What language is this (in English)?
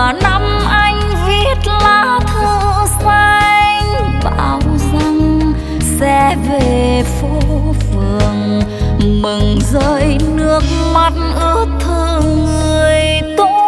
Vietnamese